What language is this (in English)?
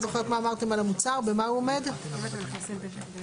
Hebrew